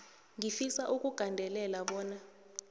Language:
South Ndebele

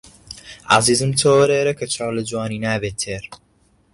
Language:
Central Kurdish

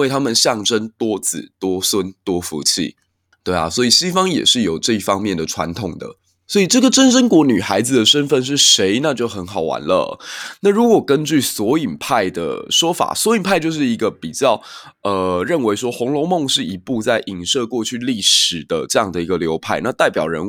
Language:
Chinese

